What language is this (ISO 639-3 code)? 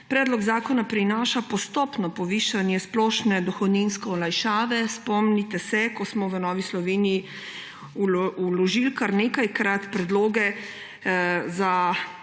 slv